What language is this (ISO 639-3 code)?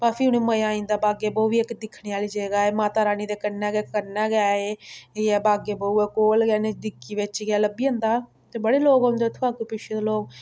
doi